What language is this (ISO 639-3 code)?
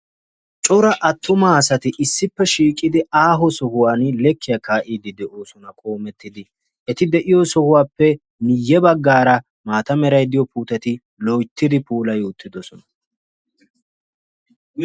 wal